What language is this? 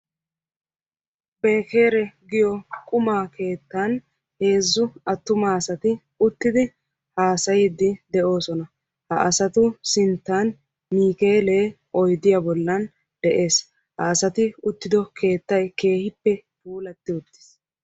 Wolaytta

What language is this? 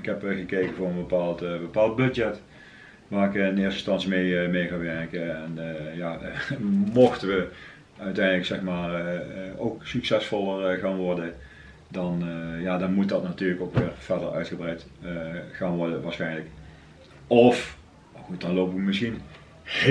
Dutch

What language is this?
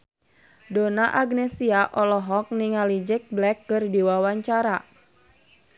Sundanese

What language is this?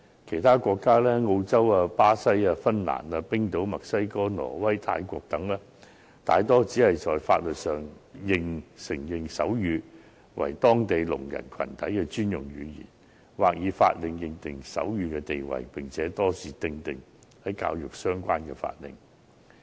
Cantonese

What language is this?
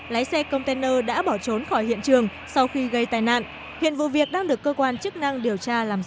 Vietnamese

